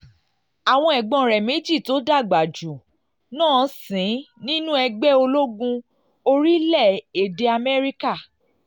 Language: Yoruba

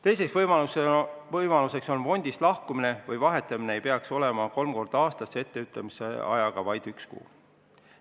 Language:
Estonian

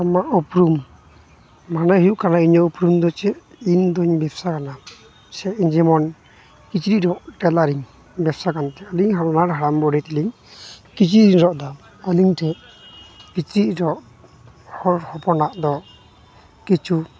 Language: Santali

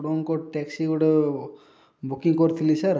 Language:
Odia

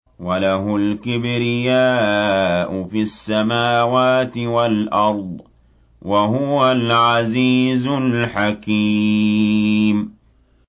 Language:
Arabic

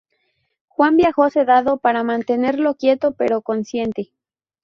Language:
Spanish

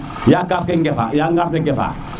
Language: Serer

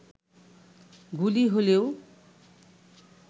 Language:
Bangla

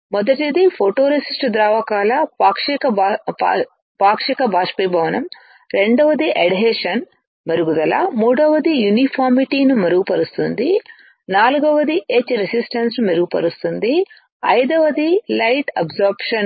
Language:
Telugu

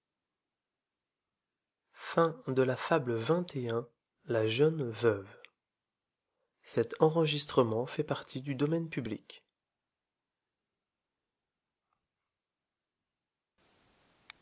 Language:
French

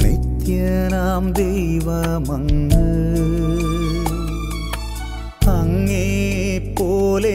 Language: Malayalam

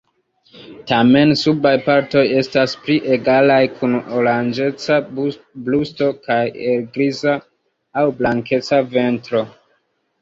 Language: Esperanto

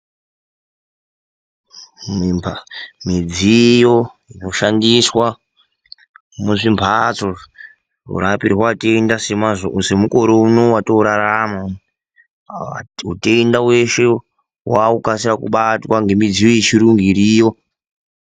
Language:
Ndau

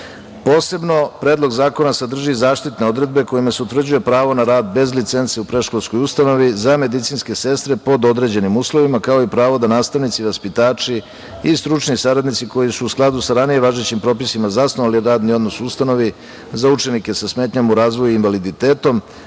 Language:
Serbian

